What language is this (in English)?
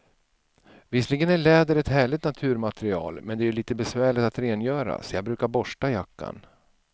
Swedish